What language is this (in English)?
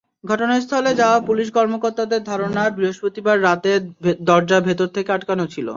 Bangla